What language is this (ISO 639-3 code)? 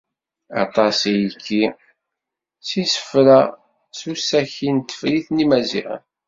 kab